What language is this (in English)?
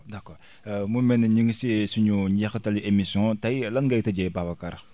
Wolof